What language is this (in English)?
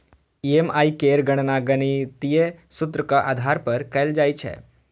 Maithili